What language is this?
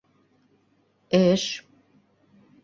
Bashkir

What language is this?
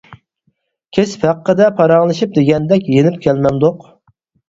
Uyghur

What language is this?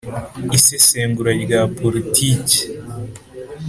Kinyarwanda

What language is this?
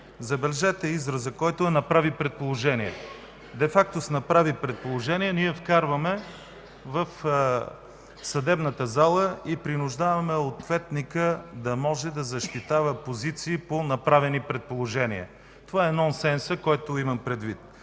Bulgarian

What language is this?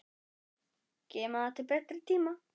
Icelandic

